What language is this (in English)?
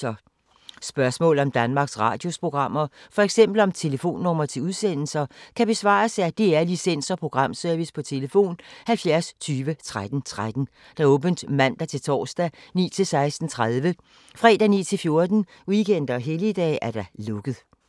Danish